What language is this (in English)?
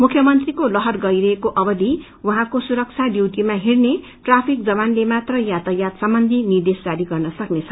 Nepali